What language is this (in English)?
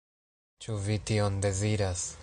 Esperanto